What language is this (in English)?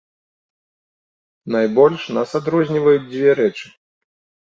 Belarusian